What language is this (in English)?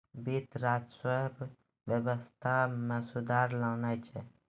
Maithili